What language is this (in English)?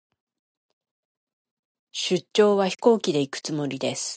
Japanese